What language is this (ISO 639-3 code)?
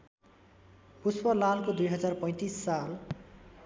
nep